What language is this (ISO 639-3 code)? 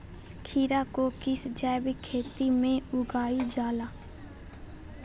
mag